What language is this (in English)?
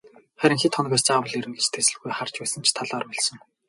Mongolian